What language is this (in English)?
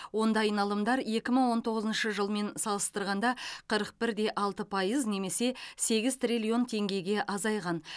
Kazakh